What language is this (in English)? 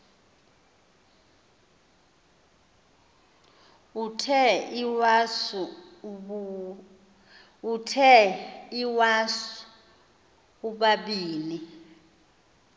Xhosa